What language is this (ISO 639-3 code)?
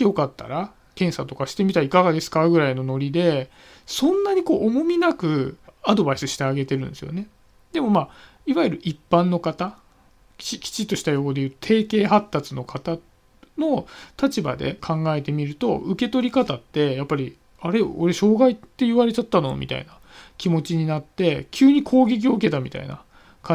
jpn